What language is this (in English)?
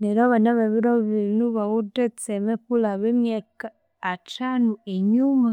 Konzo